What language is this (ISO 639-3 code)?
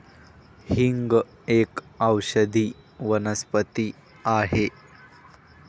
mar